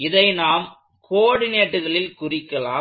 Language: Tamil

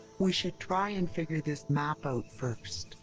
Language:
English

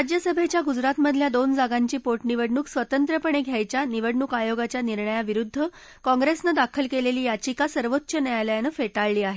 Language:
Marathi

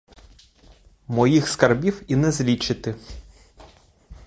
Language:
Ukrainian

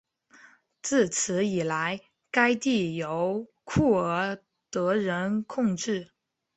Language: Chinese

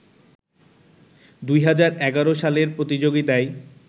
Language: Bangla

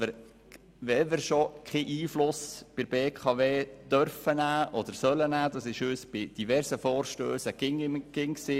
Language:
Swiss German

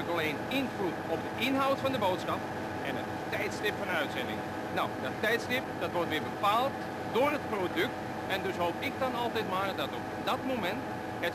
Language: Dutch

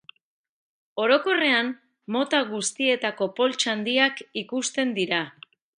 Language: Basque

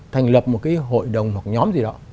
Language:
Vietnamese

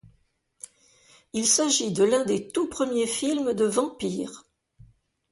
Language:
French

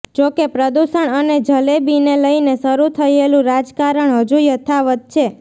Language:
Gujarati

